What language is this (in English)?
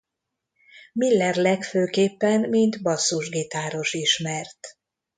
Hungarian